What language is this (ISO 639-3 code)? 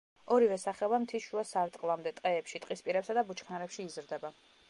kat